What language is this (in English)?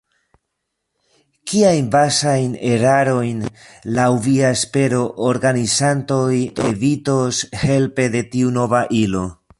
Esperanto